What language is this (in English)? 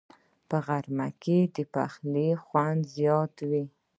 Pashto